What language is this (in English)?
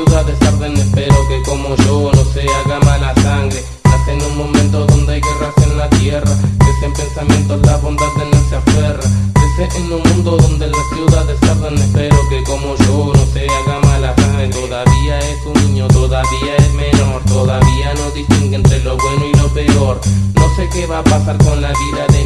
Spanish